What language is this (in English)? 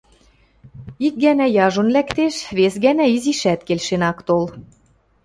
Western Mari